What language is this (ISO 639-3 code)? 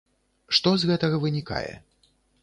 bel